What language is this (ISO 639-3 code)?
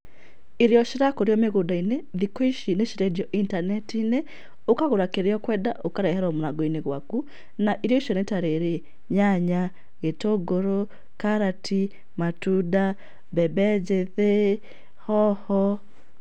kik